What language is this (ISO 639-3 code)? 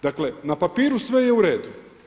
hrv